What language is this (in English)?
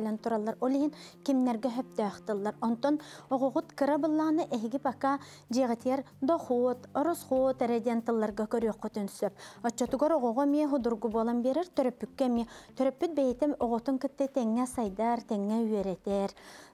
Turkish